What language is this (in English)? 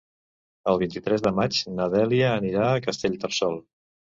Catalan